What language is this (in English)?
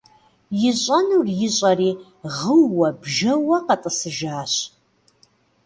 Kabardian